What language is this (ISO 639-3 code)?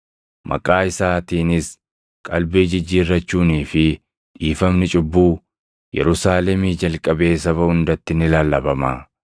orm